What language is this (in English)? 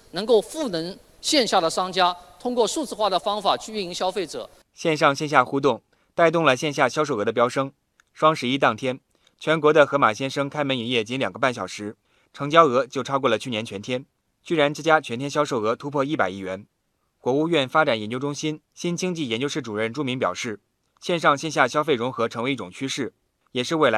Chinese